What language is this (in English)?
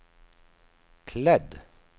Swedish